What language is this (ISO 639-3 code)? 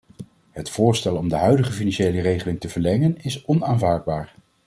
nld